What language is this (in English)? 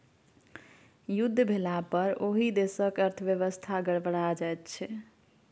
Maithili